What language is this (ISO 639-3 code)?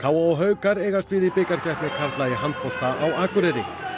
isl